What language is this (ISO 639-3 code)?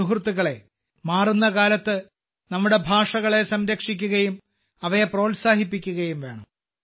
mal